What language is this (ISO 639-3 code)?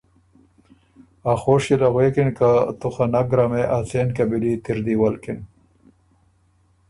oru